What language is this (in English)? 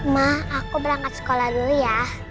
Indonesian